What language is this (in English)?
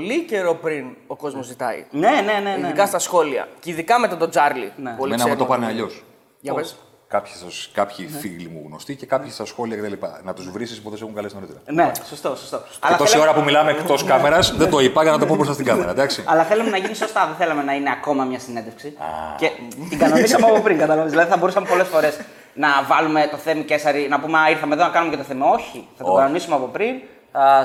Greek